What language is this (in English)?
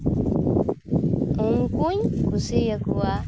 Santali